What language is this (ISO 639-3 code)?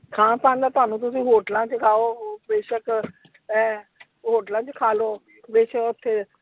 pan